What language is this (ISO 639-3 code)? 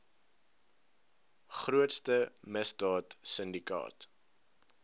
afr